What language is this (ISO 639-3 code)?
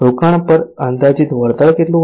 guj